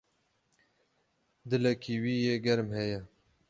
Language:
Kurdish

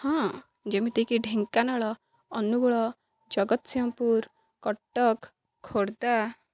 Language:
Odia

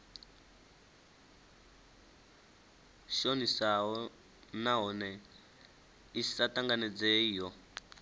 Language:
Venda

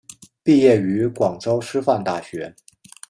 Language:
Chinese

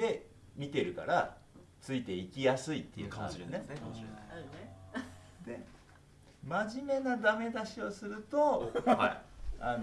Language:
Japanese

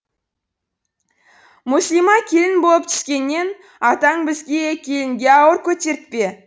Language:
Kazakh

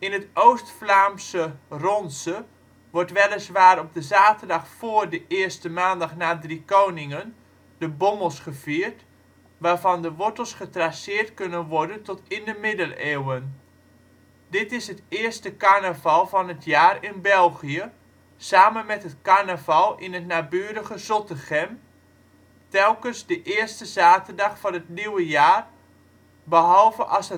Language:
Dutch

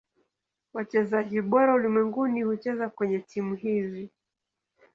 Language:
Swahili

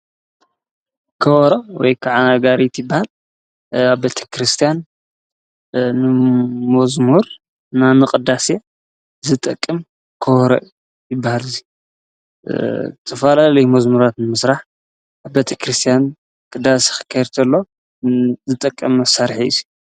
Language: Tigrinya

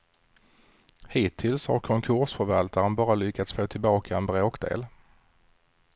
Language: Swedish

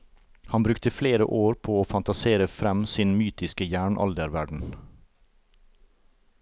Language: Norwegian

